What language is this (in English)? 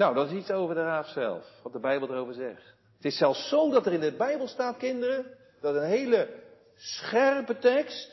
Dutch